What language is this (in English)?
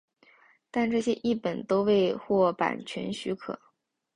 Chinese